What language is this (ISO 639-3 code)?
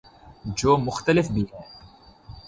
urd